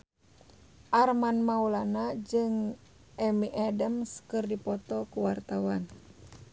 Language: Sundanese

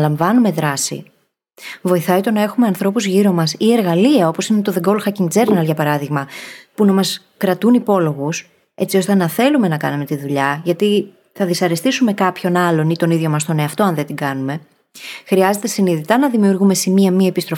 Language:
Greek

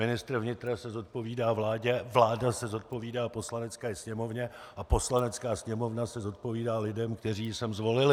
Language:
Czech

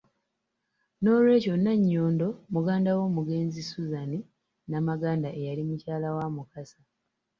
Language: Ganda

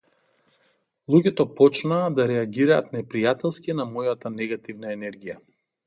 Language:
Macedonian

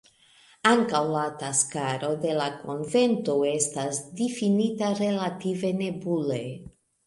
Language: Esperanto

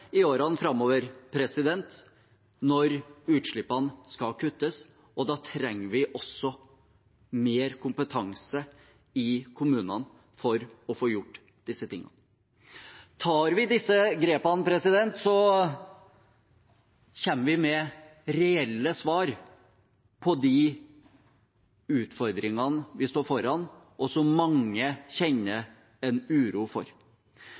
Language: Norwegian Bokmål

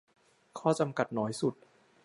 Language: Thai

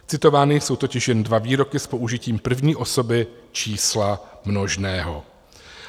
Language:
Czech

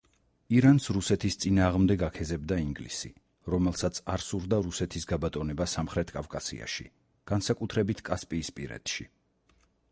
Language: Georgian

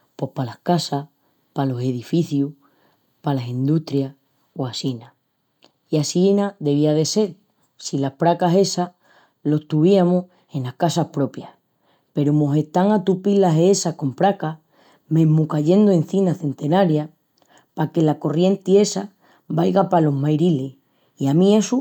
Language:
Extremaduran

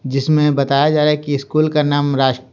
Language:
Hindi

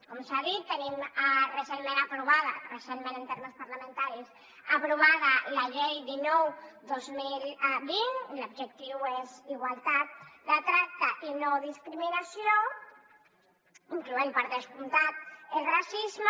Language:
Catalan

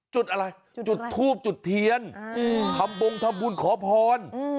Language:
Thai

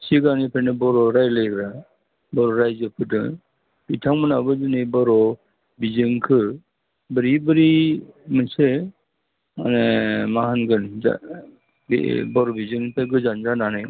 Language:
Bodo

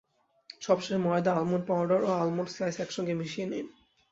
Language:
Bangla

